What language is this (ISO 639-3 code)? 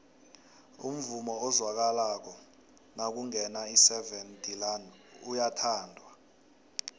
nbl